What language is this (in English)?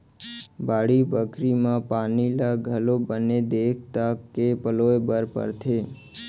Chhattisgarhi